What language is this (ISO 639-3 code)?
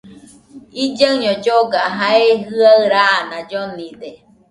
hux